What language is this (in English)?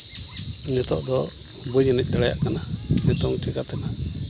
Santali